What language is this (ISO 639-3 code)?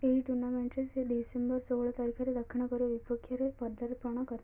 ori